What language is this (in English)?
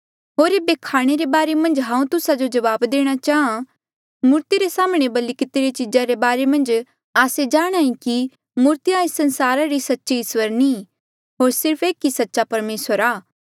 Mandeali